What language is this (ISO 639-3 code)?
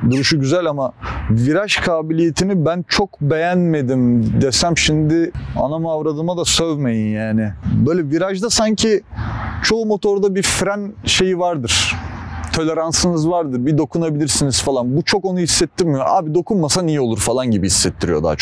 tur